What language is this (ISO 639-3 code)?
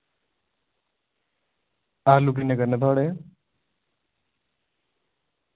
doi